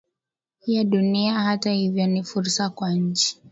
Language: Swahili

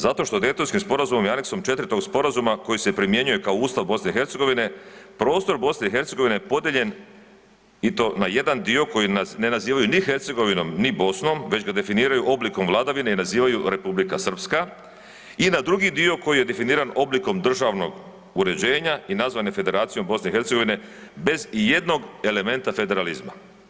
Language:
Croatian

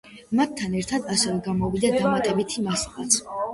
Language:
Georgian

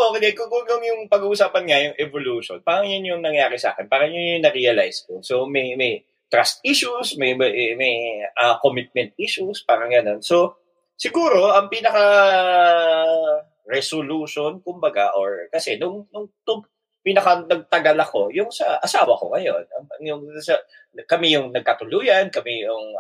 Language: Filipino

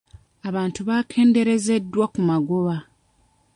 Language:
Ganda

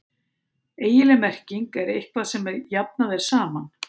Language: Icelandic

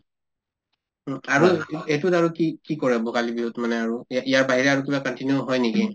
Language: Assamese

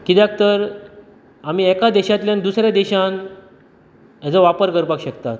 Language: Konkani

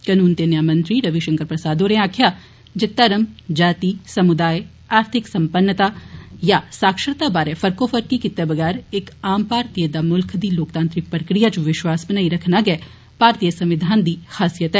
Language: Dogri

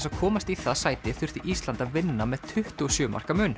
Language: Icelandic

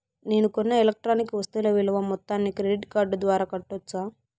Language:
Telugu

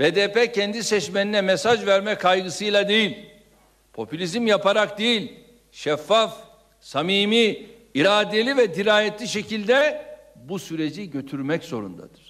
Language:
Turkish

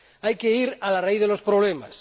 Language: Spanish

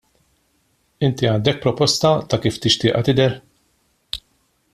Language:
Maltese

